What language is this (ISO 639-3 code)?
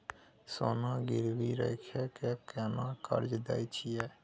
mai